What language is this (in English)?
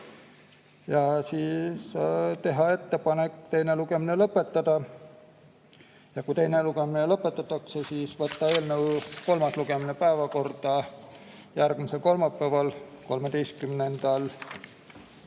Estonian